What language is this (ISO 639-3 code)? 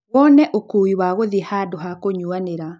kik